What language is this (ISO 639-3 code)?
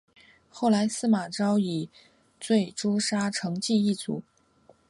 zho